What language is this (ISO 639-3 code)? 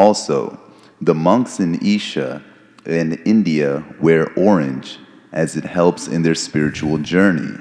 eng